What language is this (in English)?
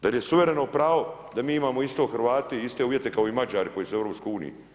Croatian